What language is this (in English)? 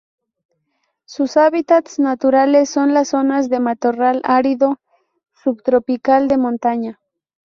Spanish